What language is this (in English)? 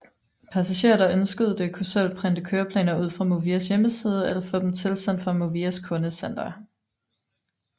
Danish